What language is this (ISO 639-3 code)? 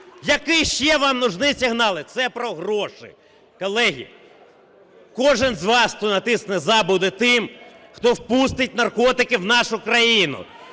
ukr